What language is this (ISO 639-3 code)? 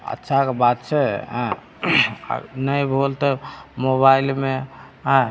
mai